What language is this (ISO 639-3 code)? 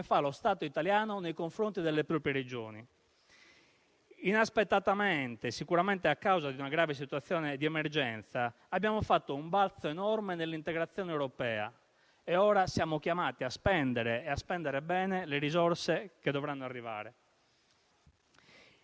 ita